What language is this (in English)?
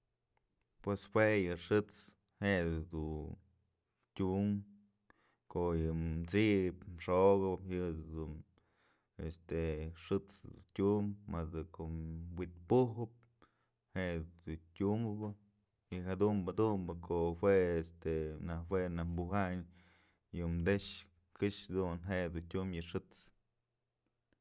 Mazatlán Mixe